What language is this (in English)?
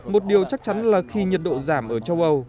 Vietnamese